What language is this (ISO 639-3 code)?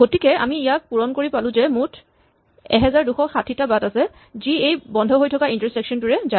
asm